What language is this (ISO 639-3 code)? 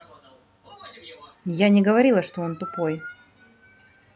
rus